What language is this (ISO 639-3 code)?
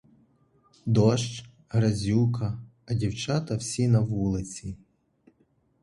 ukr